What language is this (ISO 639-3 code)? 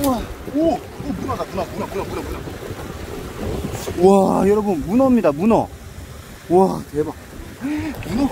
kor